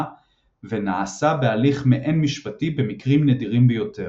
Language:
Hebrew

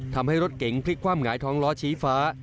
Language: Thai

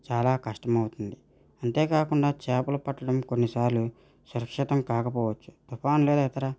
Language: Telugu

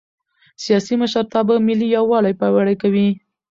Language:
Pashto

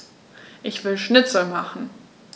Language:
German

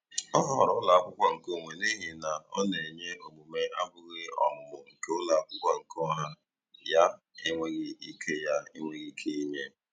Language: Igbo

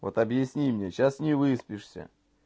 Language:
Russian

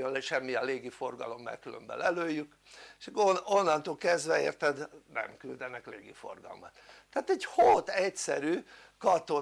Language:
Hungarian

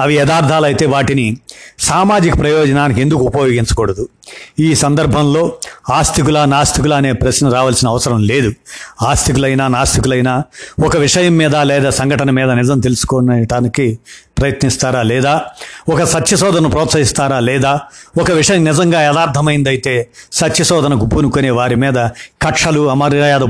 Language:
Telugu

